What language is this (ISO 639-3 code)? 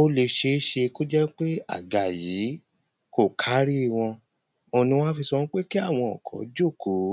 yor